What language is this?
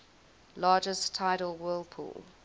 English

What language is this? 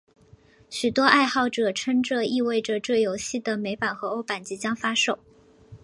Chinese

